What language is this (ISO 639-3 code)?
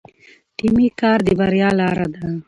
pus